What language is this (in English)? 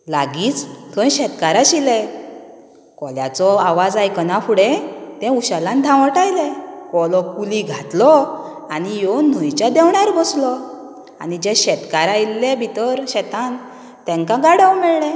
Konkani